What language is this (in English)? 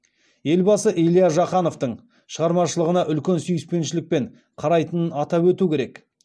Kazakh